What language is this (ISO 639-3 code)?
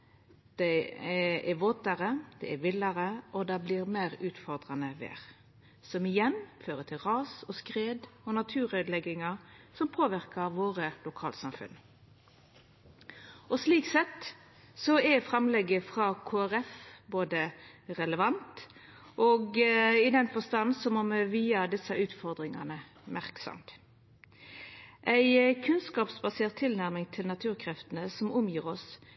nno